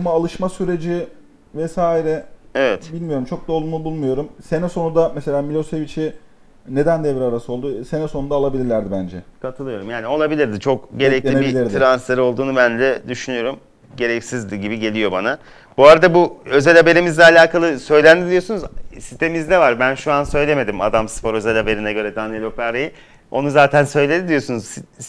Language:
Turkish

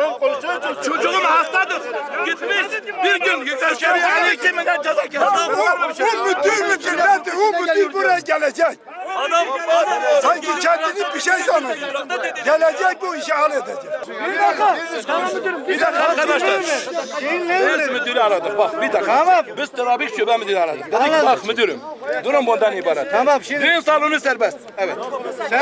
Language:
Turkish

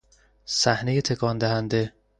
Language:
Persian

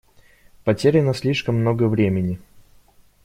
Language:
Russian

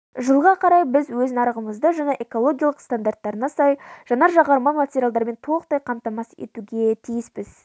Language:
Kazakh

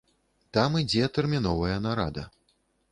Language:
Belarusian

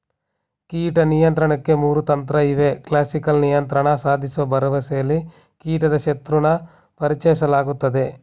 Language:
Kannada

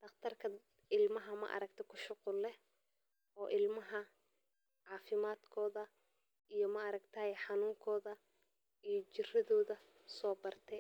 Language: Somali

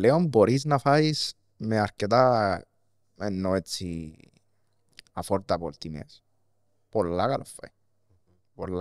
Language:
Greek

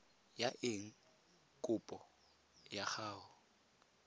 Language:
Tswana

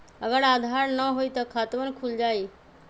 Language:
Magahi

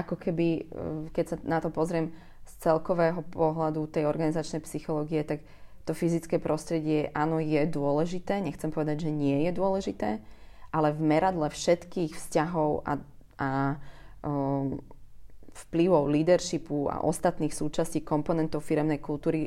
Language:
Slovak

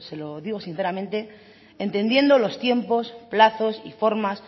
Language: Spanish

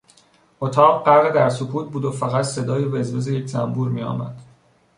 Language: Persian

